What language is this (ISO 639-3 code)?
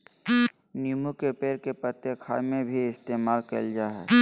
mag